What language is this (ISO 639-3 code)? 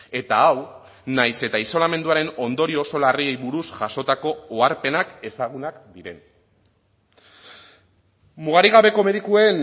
eus